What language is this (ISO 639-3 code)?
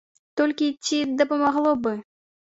bel